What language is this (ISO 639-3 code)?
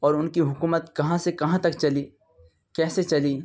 urd